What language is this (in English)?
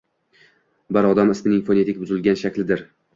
Uzbek